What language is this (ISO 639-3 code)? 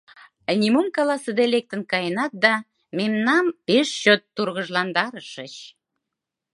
chm